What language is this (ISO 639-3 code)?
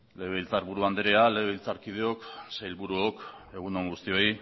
eus